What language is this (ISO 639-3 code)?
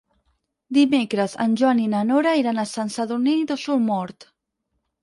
cat